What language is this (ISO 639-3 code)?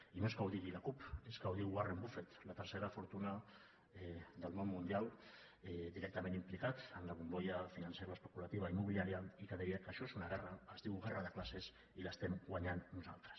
cat